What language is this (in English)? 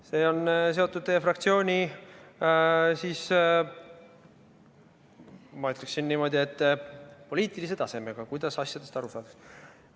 Estonian